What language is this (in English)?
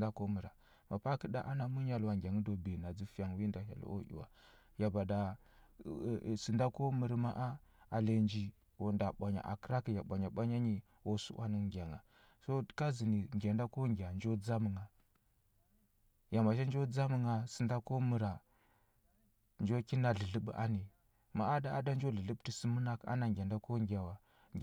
Huba